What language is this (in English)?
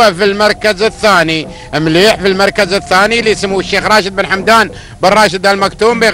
Arabic